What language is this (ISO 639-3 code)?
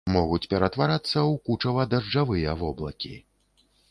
bel